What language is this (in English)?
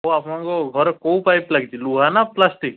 Odia